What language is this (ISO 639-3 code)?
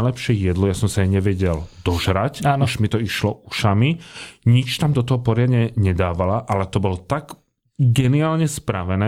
slk